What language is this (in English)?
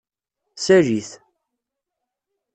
Kabyle